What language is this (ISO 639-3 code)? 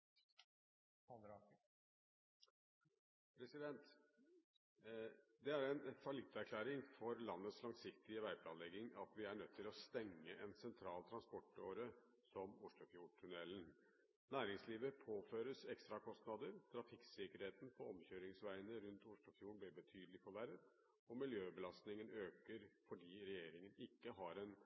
nor